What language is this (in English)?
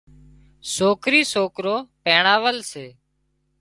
Wadiyara Koli